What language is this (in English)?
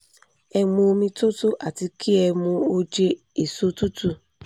Yoruba